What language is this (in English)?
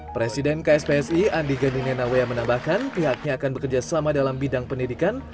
Indonesian